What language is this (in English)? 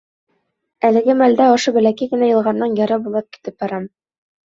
Bashkir